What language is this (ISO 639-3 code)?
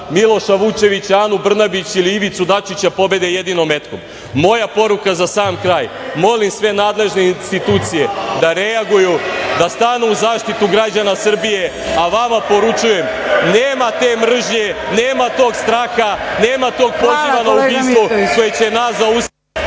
srp